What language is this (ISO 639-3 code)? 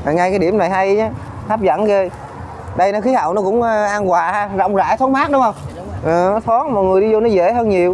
vie